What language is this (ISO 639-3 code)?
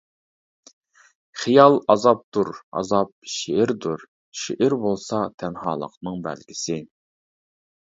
uig